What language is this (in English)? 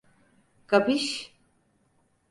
Turkish